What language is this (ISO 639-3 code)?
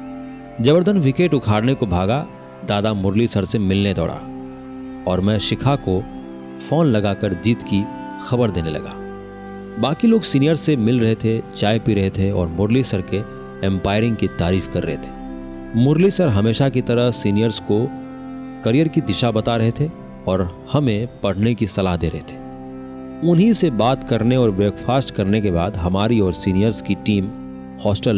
hin